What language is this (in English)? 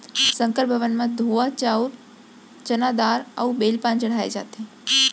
Chhattisgarhi